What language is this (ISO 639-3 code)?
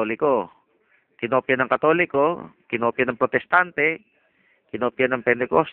fil